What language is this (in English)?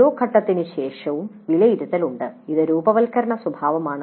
Malayalam